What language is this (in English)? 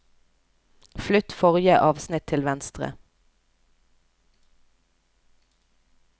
Norwegian